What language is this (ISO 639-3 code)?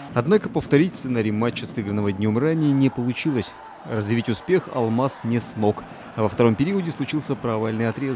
rus